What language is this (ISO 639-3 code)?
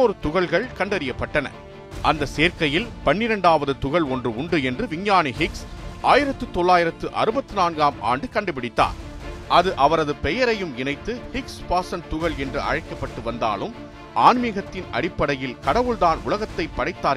tam